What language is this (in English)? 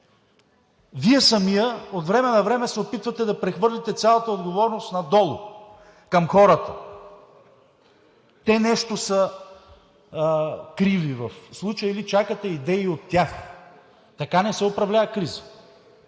Bulgarian